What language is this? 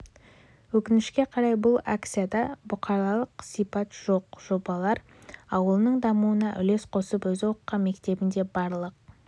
Kazakh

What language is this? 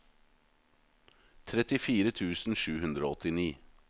Norwegian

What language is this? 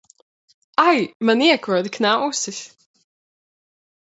Latvian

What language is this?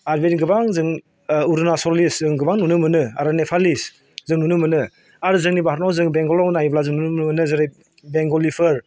Bodo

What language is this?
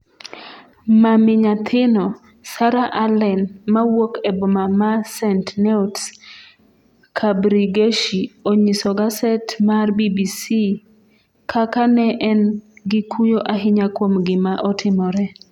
Luo (Kenya and Tanzania)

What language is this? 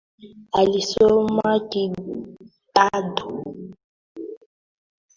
Swahili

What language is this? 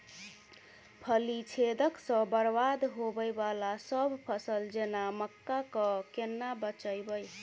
Maithili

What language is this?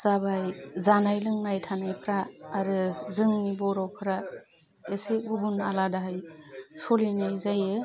Bodo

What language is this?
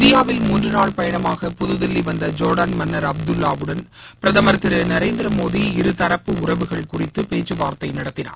Tamil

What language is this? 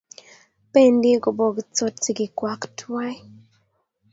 Kalenjin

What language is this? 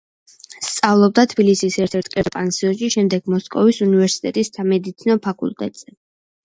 Georgian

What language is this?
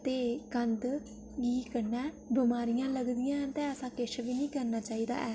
Dogri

